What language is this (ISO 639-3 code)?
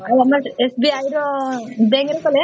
ori